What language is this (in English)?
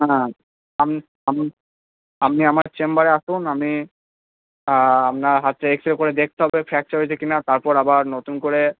Bangla